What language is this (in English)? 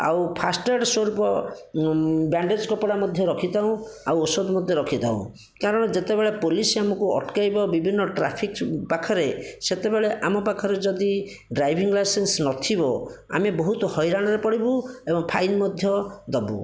Odia